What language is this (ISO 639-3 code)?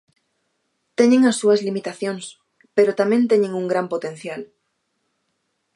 glg